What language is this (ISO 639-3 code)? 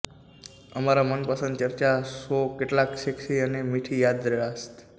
guj